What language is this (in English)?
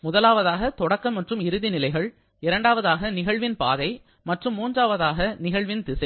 Tamil